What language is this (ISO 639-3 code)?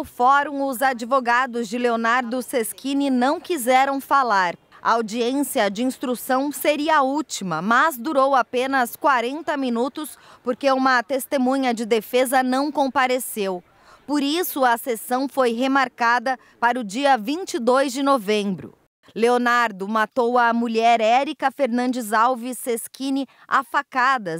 por